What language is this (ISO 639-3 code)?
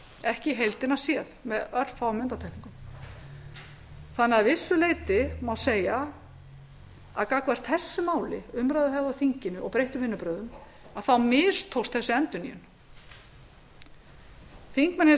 isl